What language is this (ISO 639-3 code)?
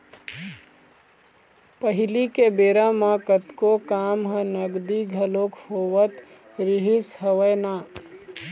hne